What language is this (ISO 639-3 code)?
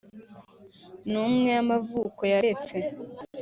kin